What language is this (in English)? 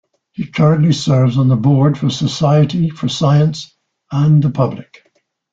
English